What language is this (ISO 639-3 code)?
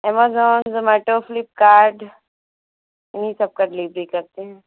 hin